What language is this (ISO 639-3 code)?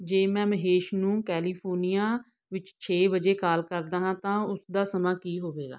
pan